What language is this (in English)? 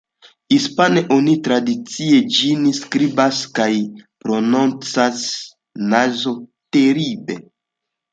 Esperanto